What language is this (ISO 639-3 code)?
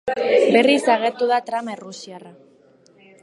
eus